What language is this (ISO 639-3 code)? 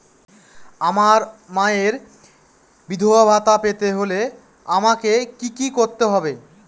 ben